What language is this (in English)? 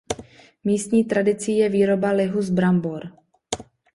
Czech